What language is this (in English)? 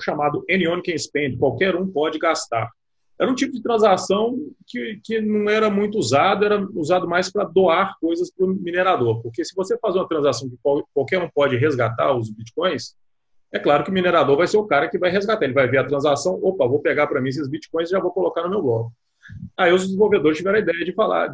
Portuguese